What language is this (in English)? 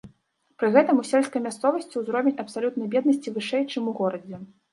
Belarusian